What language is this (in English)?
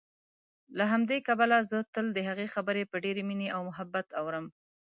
Pashto